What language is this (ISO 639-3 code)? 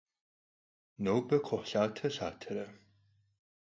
kbd